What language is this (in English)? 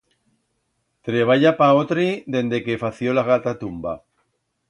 Aragonese